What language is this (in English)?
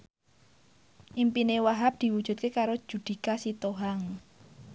Javanese